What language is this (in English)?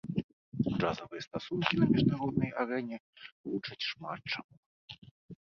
Belarusian